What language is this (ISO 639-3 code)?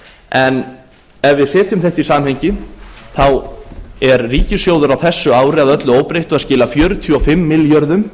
isl